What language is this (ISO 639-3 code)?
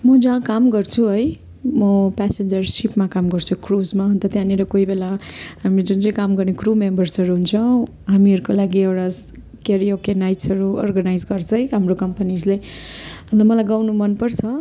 nep